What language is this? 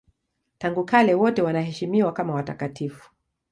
Swahili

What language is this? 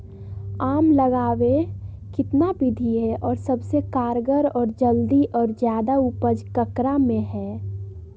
Magahi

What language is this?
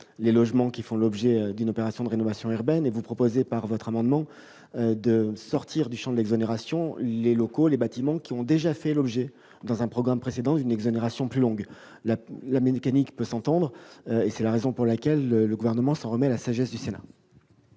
French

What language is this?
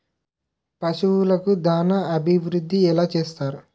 Telugu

